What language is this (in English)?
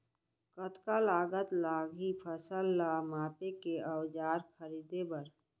Chhattisgarhi